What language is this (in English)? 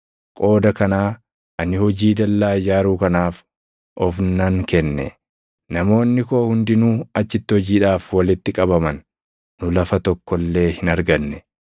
Oromo